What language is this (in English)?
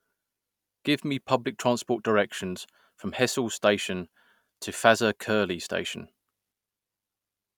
English